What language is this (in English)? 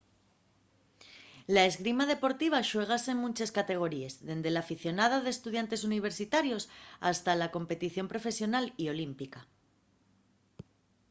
Asturian